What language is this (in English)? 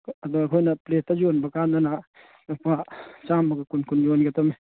Manipuri